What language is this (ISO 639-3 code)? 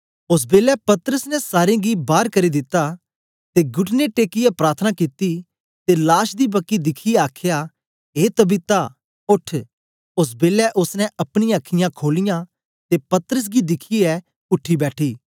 doi